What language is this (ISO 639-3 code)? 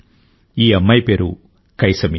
tel